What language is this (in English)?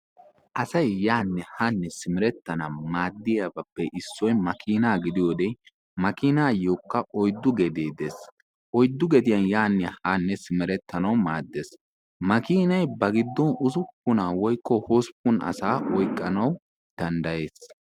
Wolaytta